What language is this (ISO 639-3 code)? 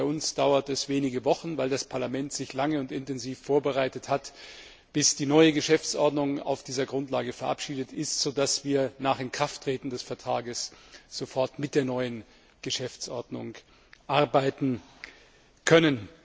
deu